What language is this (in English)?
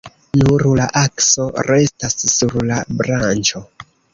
Esperanto